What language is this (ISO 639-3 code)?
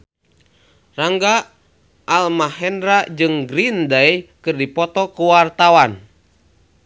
sun